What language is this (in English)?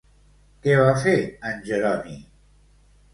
Catalan